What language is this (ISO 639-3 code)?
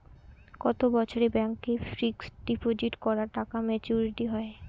ben